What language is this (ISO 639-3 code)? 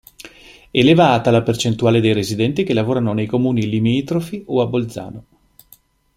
ita